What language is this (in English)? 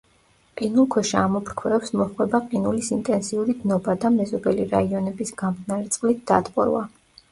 Georgian